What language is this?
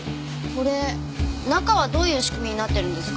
Japanese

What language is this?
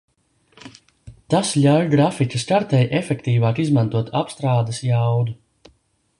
Latvian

